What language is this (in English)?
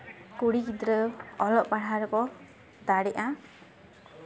Santali